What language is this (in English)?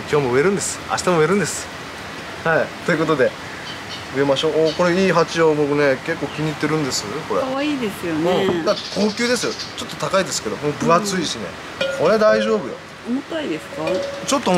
Japanese